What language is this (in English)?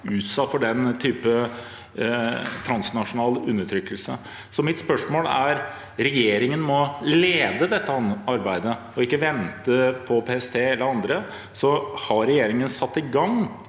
Norwegian